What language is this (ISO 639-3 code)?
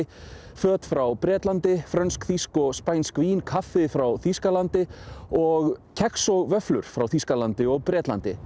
isl